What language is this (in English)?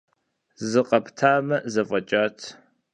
Kabardian